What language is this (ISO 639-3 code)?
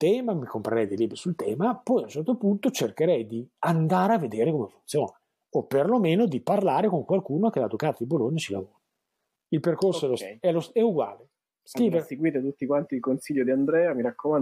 ita